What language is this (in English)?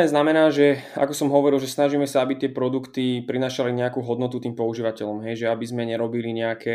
Slovak